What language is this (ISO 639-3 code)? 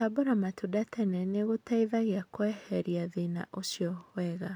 kik